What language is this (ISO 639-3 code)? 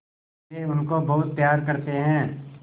hin